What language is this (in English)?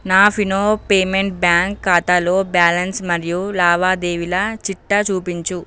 Telugu